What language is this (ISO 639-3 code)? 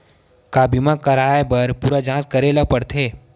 hne